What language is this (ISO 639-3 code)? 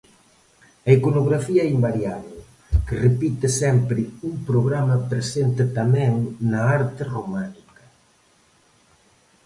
glg